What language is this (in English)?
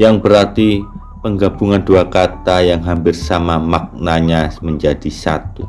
Indonesian